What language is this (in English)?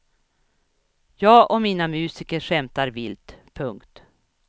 Swedish